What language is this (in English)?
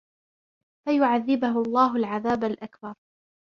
Arabic